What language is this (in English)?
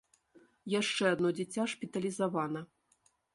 Belarusian